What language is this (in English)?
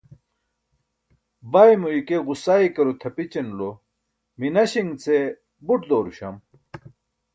Burushaski